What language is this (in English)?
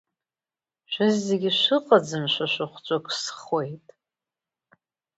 Abkhazian